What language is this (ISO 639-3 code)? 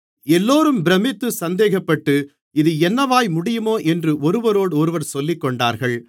tam